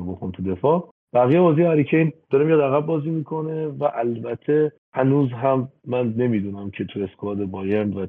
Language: Persian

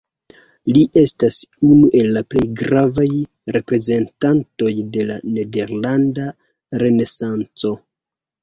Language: Esperanto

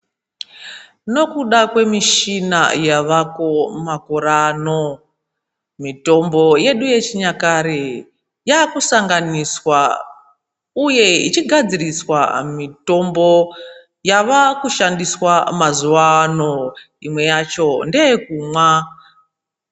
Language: Ndau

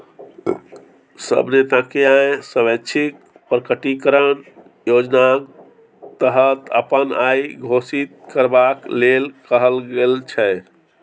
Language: Maithili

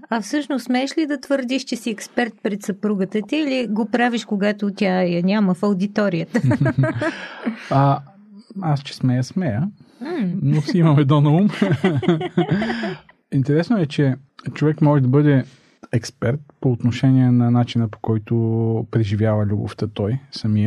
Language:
Bulgarian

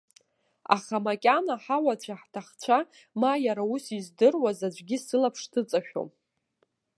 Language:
Abkhazian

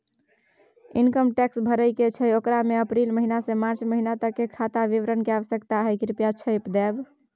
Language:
Maithili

